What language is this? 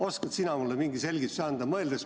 Estonian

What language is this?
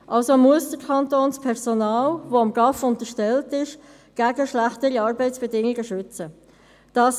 Swiss German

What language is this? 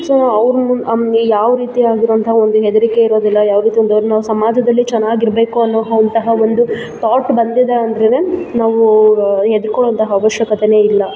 Kannada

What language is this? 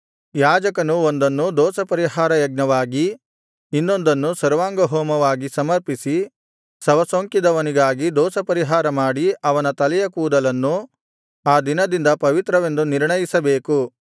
Kannada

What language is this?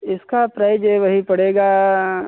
Hindi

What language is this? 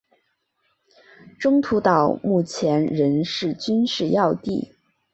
Chinese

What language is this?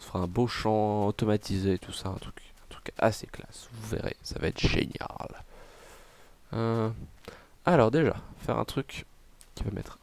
French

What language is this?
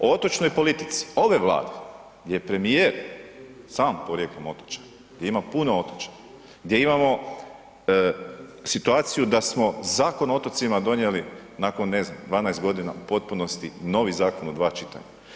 Croatian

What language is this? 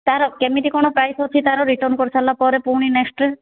Odia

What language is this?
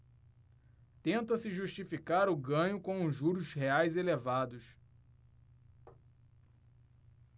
Portuguese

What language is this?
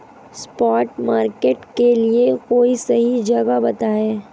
Hindi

